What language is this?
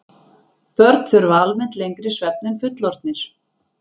Icelandic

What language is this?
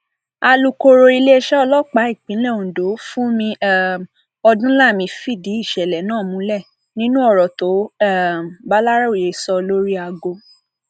Yoruba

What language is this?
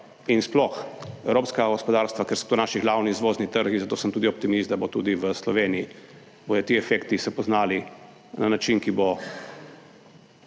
Slovenian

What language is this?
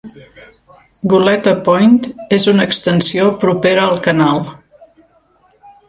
Catalan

